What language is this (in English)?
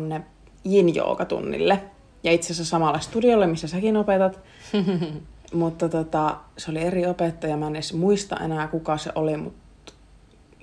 Finnish